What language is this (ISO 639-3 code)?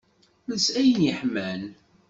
kab